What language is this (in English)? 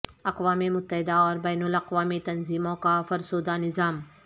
Urdu